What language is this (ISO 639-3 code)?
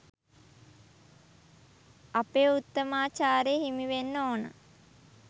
sin